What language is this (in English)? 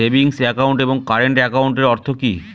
Bangla